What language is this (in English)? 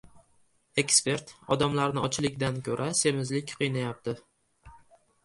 Uzbek